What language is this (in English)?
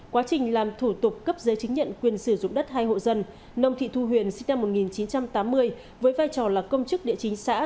Vietnamese